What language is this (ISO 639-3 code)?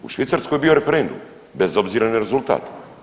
hrv